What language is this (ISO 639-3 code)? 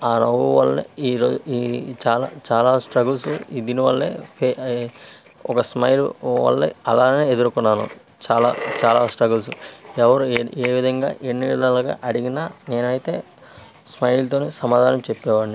tel